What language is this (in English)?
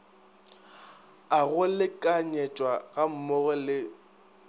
Northern Sotho